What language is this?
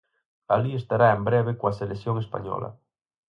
Galician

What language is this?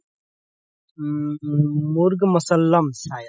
Assamese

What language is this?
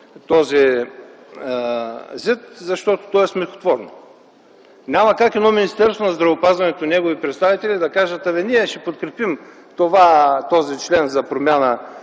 Bulgarian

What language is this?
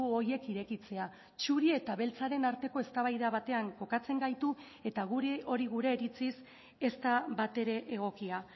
Basque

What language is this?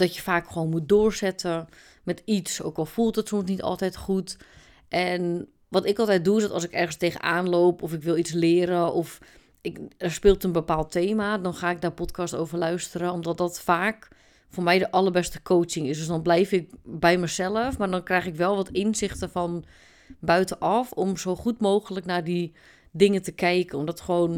Dutch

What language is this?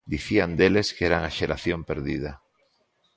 Galician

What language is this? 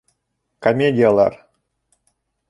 Bashkir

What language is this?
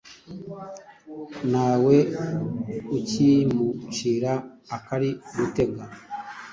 Kinyarwanda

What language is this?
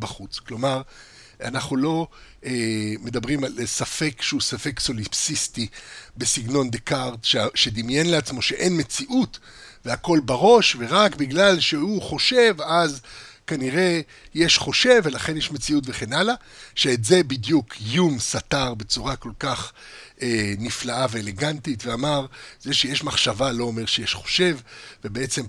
Hebrew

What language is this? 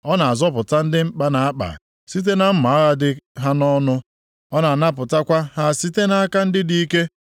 Igbo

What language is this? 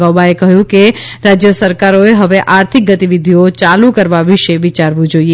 Gujarati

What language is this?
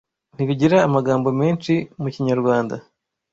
Kinyarwanda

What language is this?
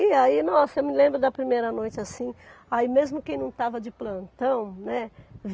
Portuguese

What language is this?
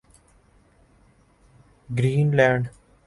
Urdu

